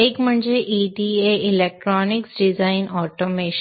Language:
Marathi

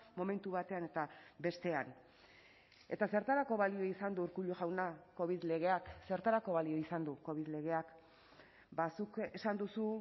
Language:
Basque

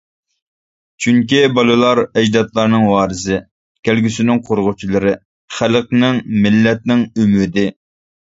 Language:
Uyghur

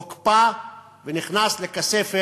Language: Hebrew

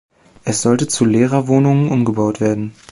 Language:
German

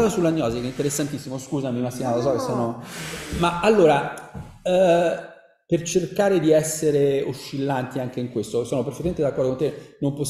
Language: Italian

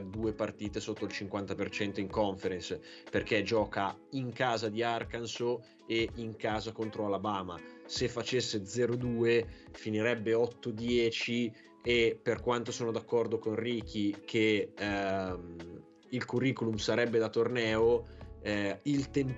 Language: Italian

